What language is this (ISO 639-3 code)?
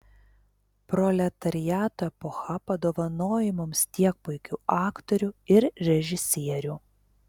lit